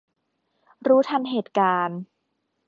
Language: Thai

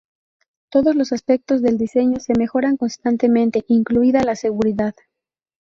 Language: Spanish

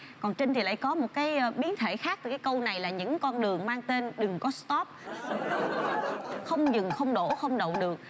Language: Vietnamese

